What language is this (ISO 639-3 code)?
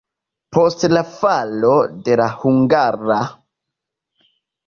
epo